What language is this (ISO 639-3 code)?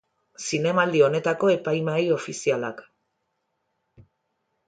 eus